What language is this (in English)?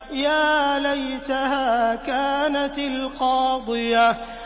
Arabic